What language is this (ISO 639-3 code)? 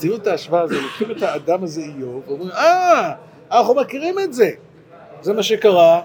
heb